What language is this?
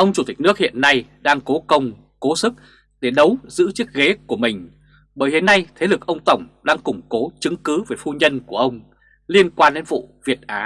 Vietnamese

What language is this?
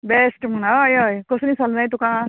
Konkani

